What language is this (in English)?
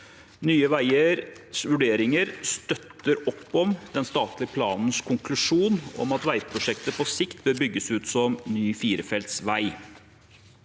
Norwegian